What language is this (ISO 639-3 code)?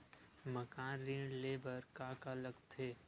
hne